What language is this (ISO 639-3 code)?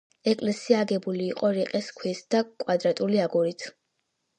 kat